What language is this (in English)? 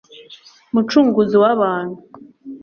Kinyarwanda